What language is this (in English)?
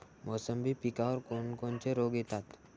Marathi